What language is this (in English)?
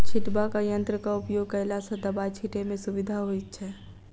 Maithili